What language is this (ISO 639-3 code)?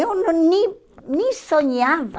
por